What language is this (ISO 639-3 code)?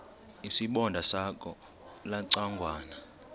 xho